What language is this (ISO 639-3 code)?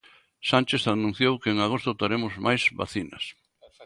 glg